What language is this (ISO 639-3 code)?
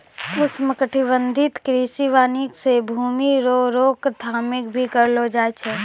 mai